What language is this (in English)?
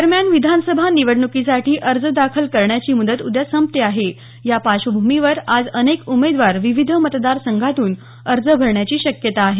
Marathi